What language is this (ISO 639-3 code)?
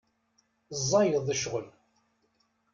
kab